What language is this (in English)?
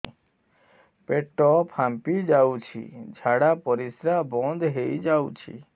Odia